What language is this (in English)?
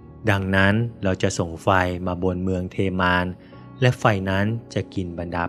Thai